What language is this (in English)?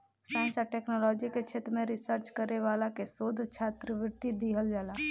Bhojpuri